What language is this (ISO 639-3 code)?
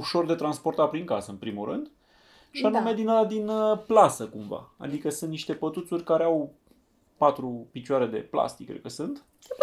ron